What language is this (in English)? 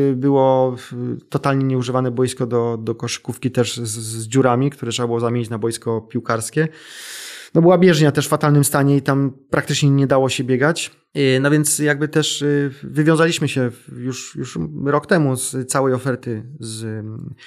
Polish